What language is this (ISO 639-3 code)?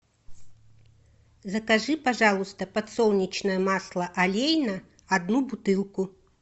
rus